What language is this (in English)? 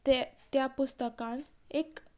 Konkani